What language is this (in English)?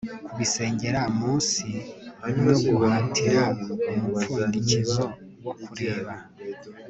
Kinyarwanda